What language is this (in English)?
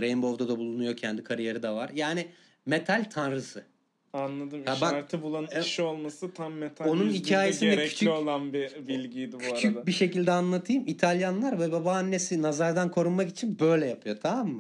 Turkish